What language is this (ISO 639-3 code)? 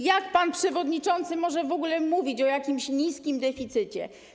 pol